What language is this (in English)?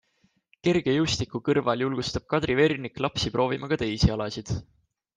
Estonian